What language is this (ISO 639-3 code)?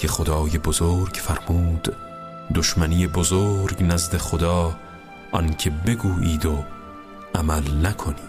fas